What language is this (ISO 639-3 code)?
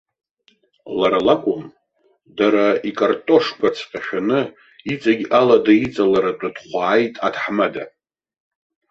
abk